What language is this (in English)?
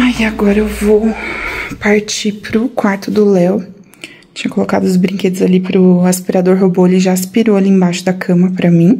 Portuguese